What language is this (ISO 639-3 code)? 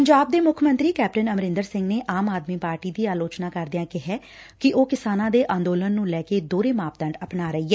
pan